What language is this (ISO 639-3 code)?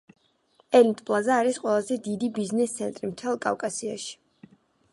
kat